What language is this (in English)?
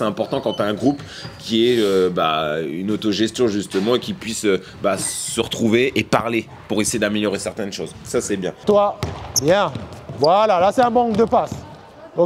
French